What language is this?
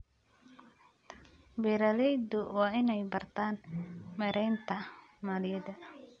Somali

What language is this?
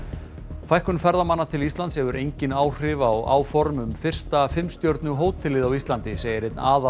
Icelandic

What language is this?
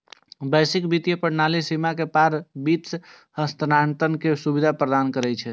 Maithili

